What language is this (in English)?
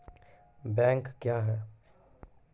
Maithili